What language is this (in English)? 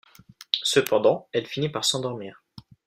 French